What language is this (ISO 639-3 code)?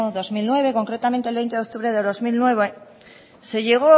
spa